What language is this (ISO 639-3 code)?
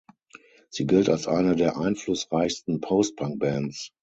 deu